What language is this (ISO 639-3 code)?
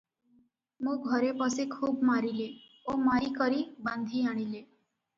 ori